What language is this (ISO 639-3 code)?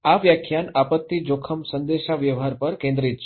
guj